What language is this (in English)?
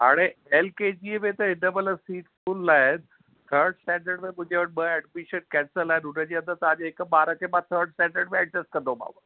Sindhi